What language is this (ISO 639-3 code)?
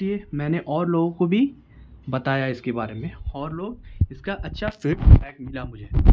urd